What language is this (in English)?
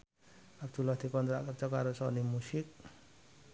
Javanese